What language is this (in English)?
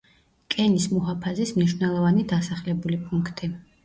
Georgian